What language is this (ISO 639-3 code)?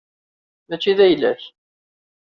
kab